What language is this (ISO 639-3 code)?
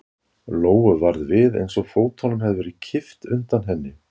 isl